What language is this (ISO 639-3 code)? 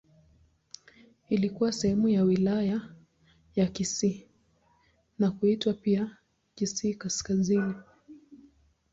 swa